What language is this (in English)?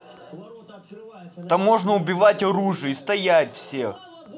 Russian